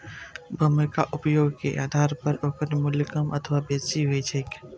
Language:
Maithili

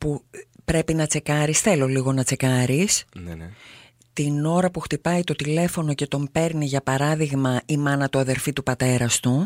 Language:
Greek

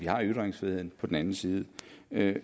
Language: Danish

